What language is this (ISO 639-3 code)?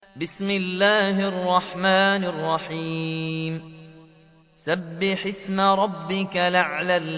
ara